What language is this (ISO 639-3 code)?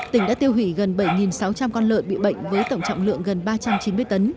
vie